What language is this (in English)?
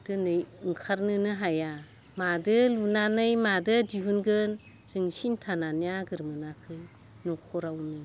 Bodo